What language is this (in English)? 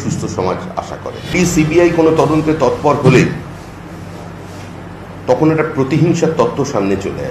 Hindi